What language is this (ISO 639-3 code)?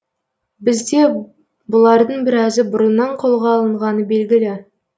kaz